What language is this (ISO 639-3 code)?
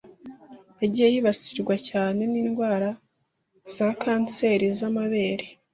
kin